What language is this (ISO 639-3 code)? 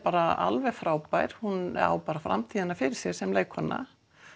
isl